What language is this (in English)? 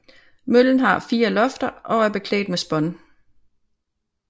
Danish